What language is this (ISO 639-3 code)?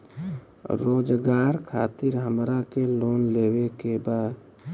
bho